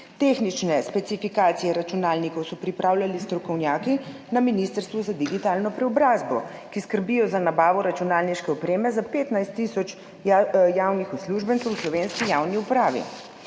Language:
Slovenian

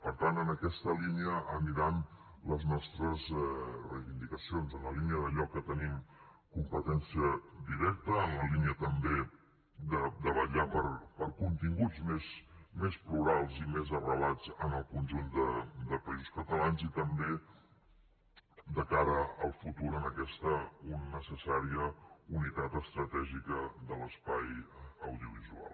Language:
Catalan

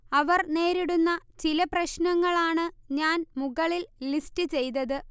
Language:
Malayalam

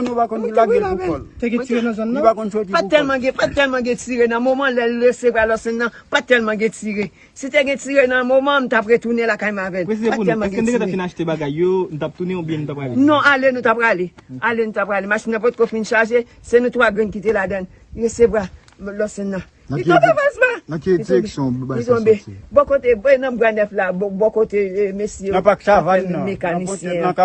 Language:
French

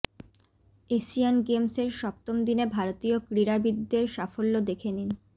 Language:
Bangla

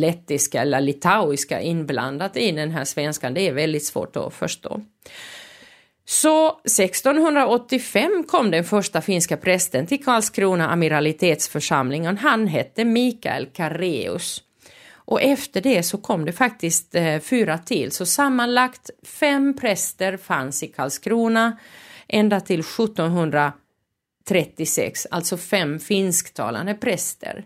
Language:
Swedish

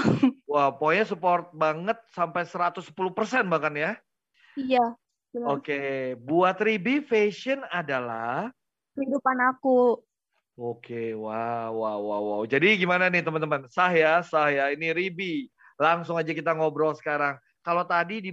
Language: Indonesian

